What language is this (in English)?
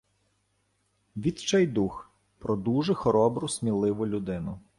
Ukrainian